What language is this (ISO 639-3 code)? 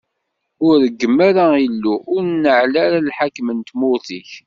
kab